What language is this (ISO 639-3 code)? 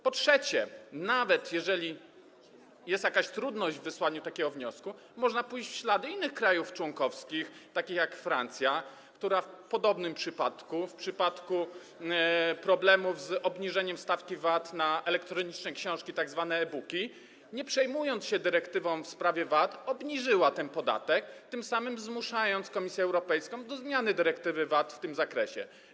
pol